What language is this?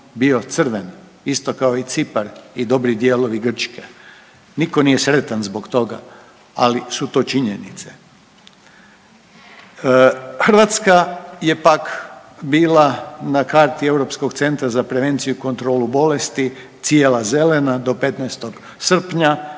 Croatian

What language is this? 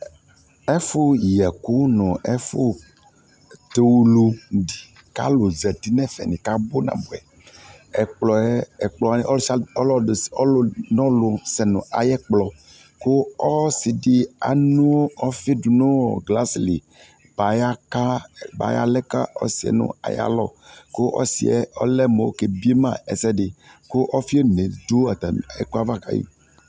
Ikposo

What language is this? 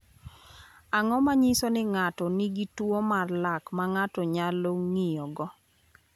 Luo (Kenya and Tanzania)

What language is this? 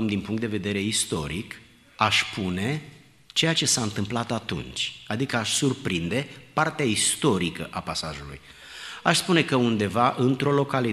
Romanian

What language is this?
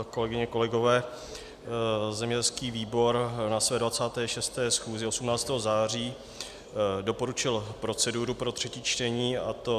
Czech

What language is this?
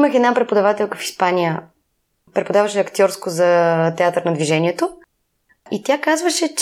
Bulgarian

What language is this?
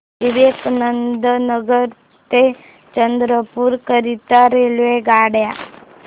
Marathi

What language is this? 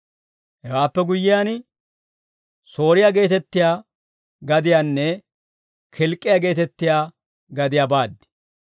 Dawro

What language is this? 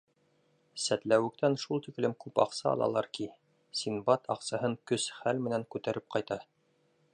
Bashkir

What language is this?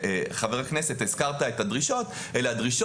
Hebrew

